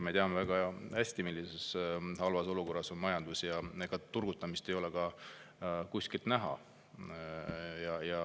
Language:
Estonian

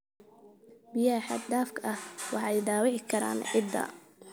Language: Somali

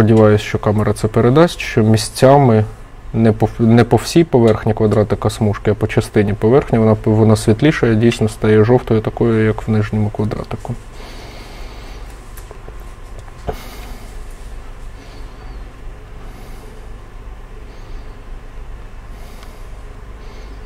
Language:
Ukrainian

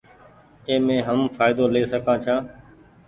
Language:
Goaria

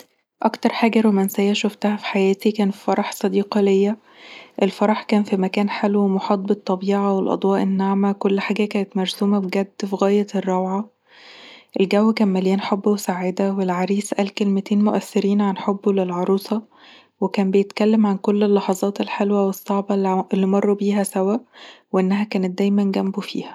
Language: Egyptian Arabic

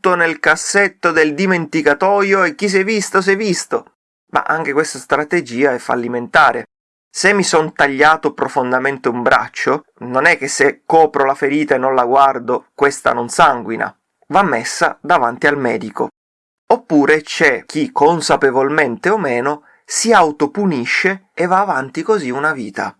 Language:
Italian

